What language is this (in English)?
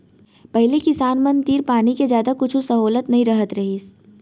Chhattisgarhi